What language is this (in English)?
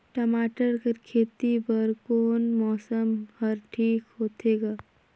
Chhattisgarhi